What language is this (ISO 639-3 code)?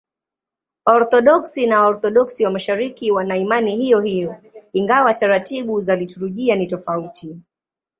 swa